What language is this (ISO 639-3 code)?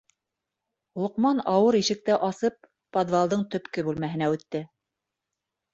bak